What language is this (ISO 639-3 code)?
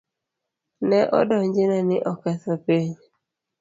luo